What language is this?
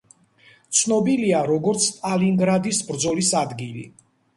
Georgian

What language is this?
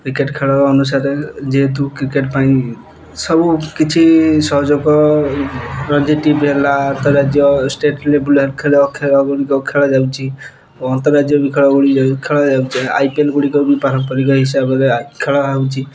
Odia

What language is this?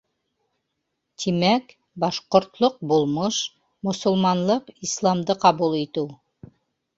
Bashkir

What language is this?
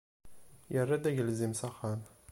Kabyle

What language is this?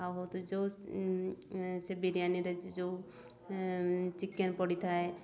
Odia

